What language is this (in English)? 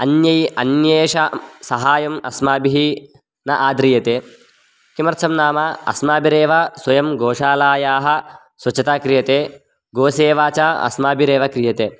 Sanskrit